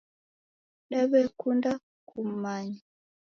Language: Taita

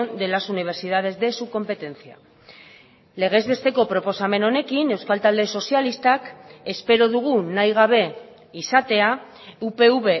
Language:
Basque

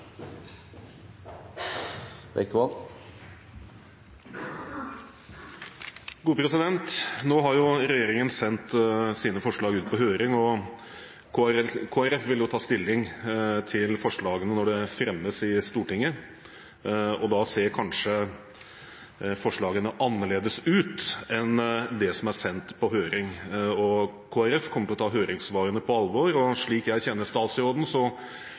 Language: Norwegian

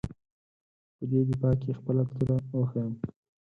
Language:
Pashto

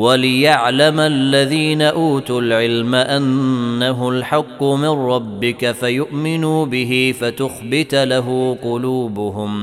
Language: Arabic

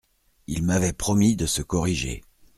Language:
French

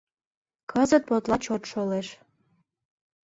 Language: Mari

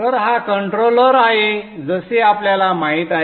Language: Marathi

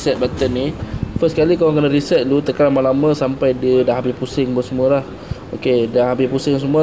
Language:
Malay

